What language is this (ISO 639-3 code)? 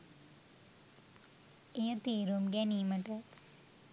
sin